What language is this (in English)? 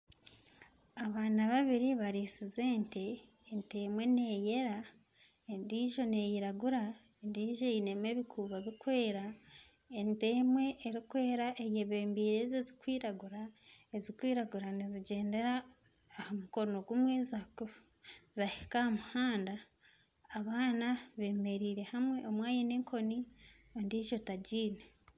Nyankole